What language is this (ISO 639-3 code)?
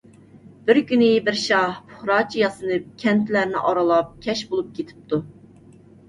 uig